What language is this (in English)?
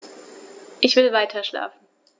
German